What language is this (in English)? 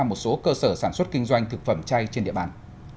Vietnamese